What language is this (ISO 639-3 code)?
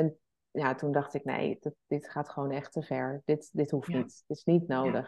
nld